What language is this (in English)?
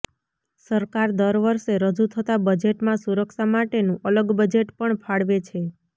Gujarati